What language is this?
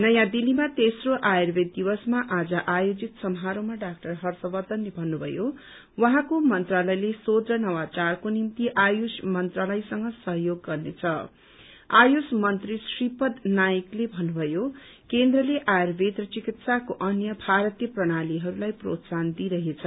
Nepali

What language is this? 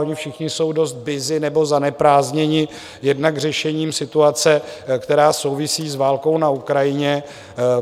Czech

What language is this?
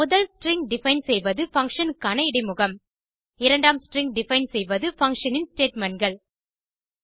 Tamil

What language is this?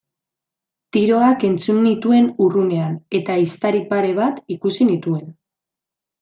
Basque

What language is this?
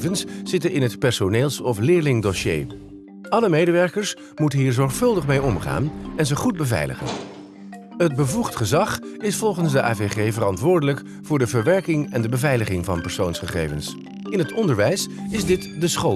Dutch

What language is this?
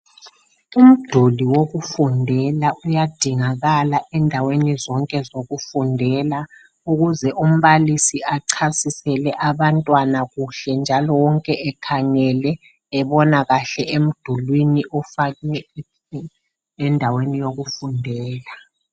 North Ndebele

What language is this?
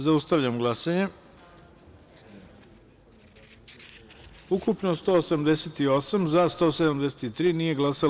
Serbian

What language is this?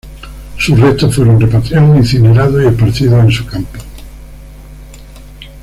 Spanish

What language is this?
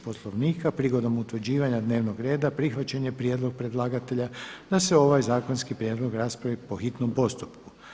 Croatian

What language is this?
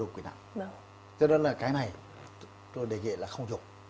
Vietnamese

